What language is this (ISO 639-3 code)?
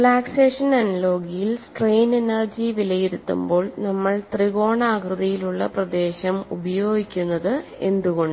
mal